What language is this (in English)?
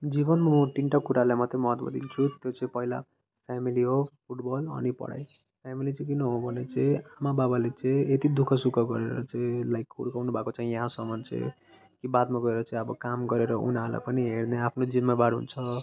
Nepali